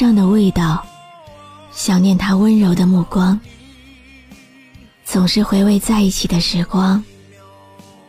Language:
Chinese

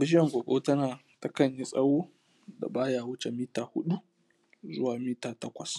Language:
Hausa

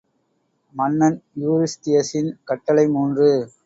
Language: Tamil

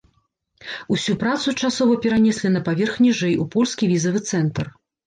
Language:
Belarusian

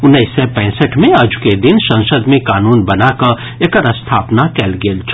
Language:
Maithili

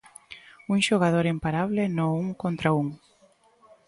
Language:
Galician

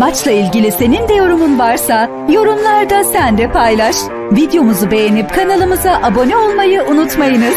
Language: Turkish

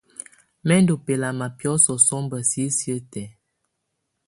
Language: Tunen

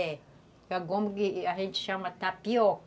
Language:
Portuguese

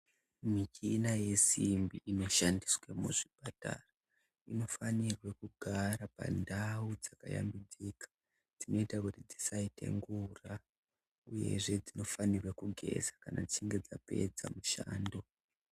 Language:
Ndau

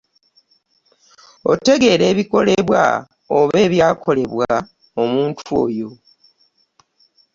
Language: Ganda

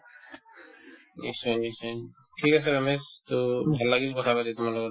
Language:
Assamese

